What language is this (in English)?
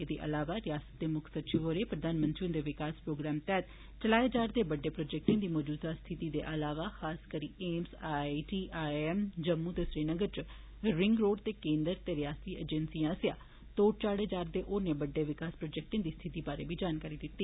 Dogri